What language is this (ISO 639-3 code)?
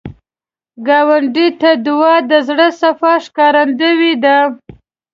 pus